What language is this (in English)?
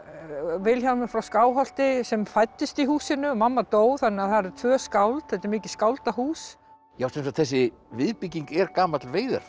Icelandic